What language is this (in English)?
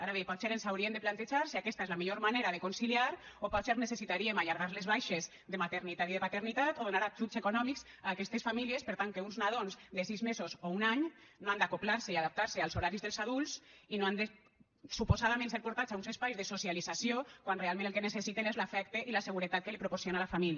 Catalan